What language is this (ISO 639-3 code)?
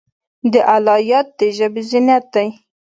pus